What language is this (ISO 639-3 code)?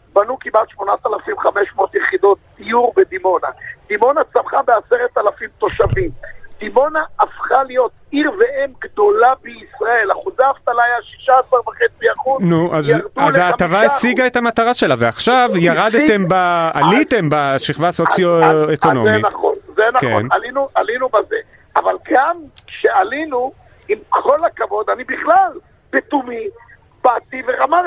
heb